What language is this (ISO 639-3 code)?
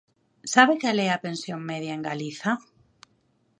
glg